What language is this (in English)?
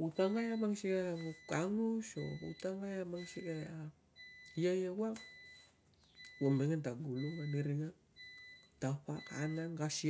Tungag